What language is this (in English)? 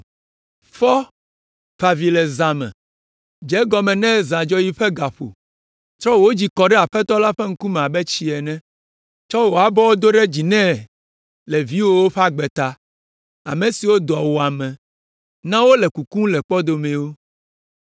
Ewe